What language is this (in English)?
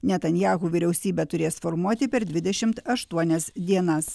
Lithuanian